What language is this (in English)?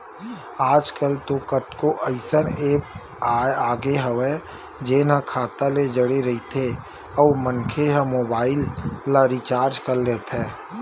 Chhattisgarhi